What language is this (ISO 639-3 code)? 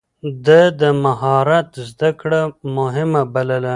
pus